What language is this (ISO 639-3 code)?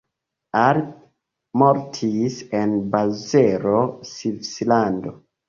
epo